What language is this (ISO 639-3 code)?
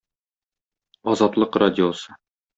tat